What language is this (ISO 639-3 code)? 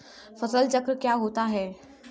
hin